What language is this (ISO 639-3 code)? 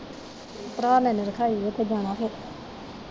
pan